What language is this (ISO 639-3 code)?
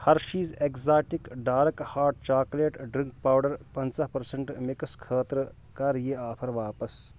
kas